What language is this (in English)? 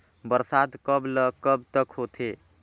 Chhattisgarhi